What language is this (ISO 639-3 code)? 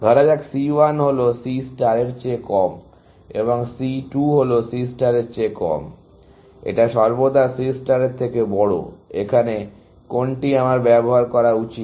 ben